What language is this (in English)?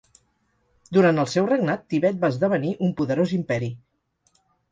Catalan